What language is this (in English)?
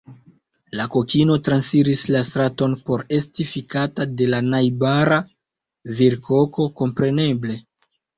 Esperanto